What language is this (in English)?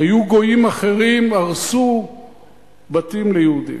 Hebrew